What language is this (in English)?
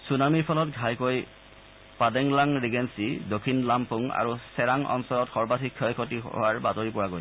Assamese